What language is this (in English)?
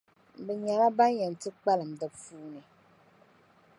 Dagbani